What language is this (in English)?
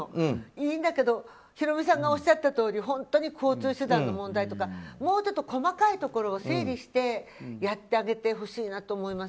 Japanese